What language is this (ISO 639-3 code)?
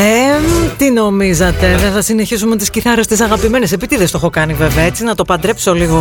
ell